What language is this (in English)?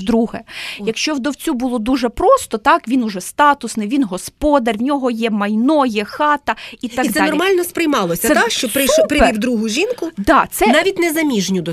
Ukrainian